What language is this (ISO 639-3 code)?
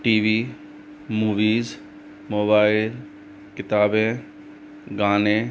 hin